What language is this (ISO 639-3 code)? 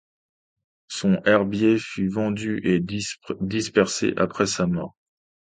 fra